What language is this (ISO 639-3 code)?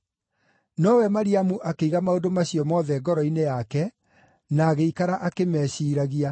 kik